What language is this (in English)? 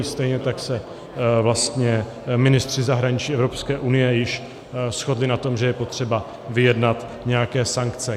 Czech